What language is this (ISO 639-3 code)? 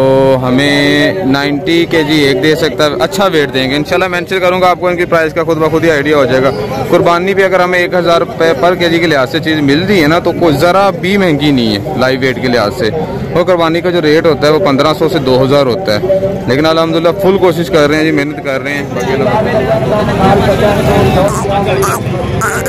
hin